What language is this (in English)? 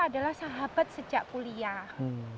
Indonesian